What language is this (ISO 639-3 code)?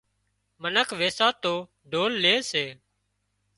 kxp